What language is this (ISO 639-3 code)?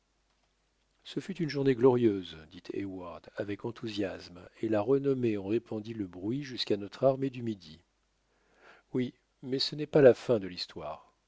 fra